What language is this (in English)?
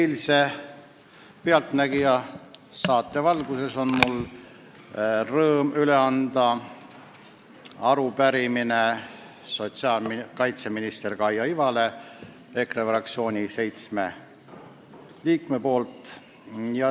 Estonian